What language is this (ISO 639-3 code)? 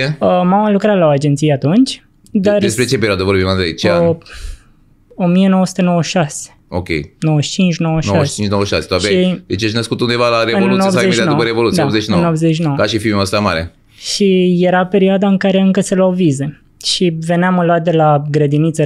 ron